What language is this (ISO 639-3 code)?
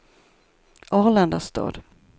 swe